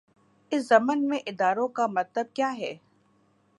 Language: Urdu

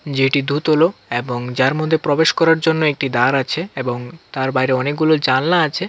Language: Bangla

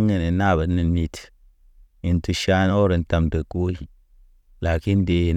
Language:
Naba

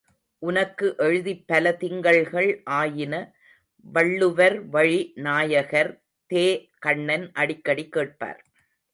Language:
Tamil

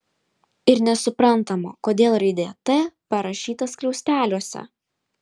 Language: Lithuanian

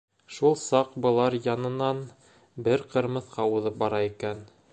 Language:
Bashkir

